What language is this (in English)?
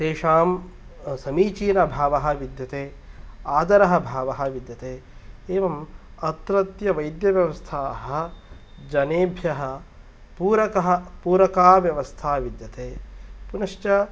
Sanskrit